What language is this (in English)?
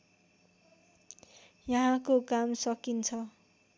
Nepali